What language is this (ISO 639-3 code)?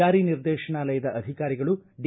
kan